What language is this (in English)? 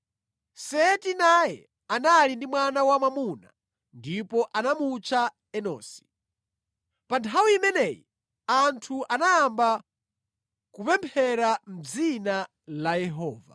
Nyanja